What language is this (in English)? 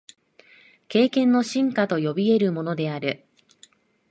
Japanese